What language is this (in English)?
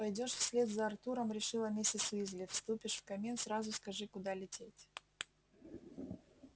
Russian